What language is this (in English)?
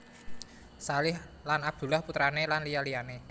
Javanese